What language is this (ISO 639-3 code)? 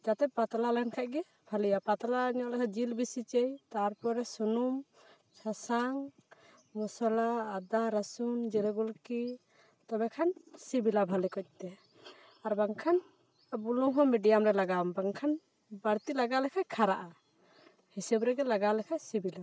sat